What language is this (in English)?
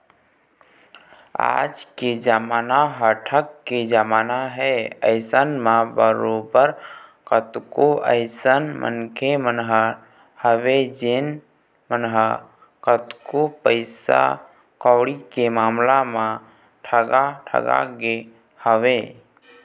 Chhattisgarhi